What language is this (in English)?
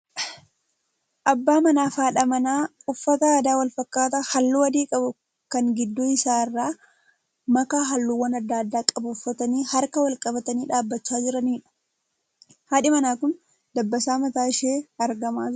Oromo